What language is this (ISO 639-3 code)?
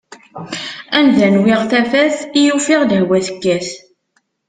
kab